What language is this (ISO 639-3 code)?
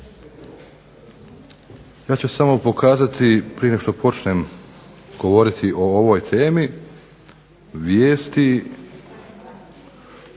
hrv